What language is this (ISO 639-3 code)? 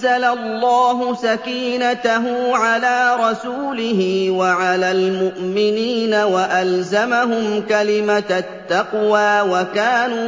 ara